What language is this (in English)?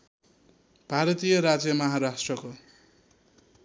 Nepali